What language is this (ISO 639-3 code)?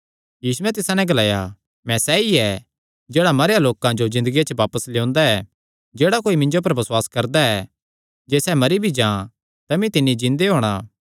xnr